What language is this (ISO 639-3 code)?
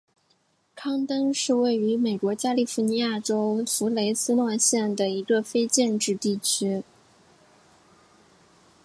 zho